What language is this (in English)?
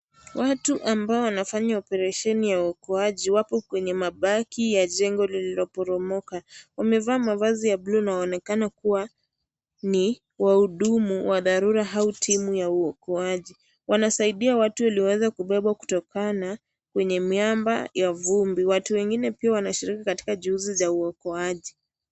Swahili